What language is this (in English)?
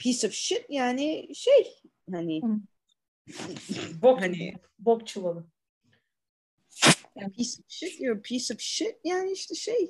Turkish